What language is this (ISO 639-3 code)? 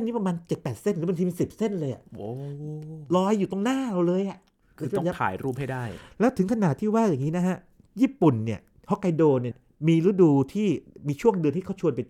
tha